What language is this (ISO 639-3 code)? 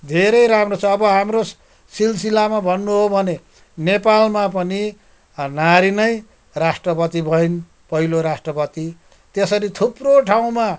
nep